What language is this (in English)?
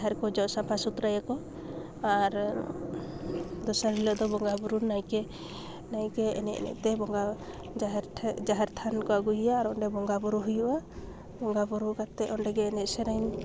Santali